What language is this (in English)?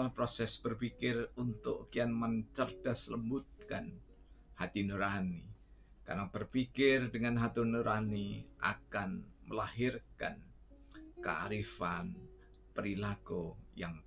Indonesian